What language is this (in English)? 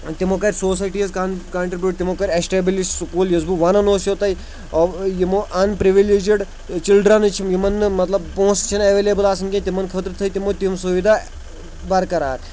Kashmiri